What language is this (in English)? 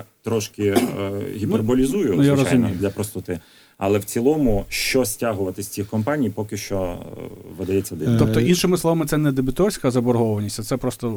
Ukrainian